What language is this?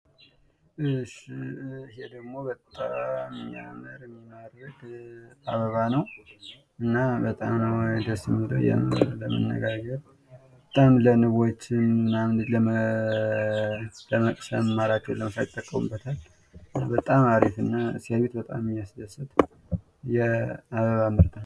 Amharic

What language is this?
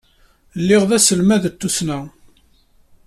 Kabyle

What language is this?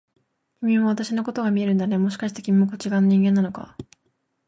Japanese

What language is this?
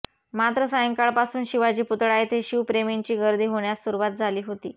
Marathi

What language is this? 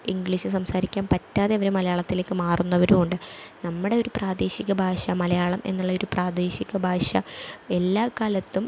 Malayalam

